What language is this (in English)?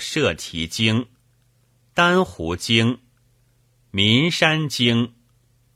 Chinese